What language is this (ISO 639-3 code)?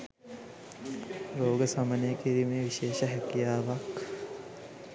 sin